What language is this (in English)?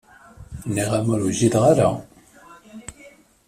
Kabyle